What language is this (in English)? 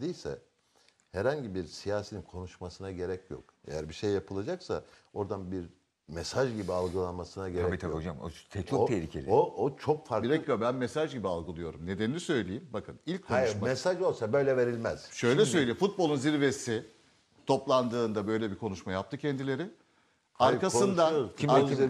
Turkish